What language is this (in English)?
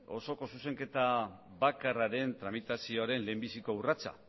Basque